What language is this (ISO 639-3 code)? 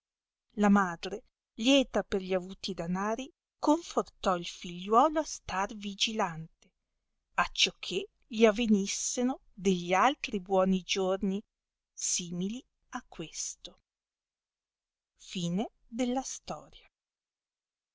ita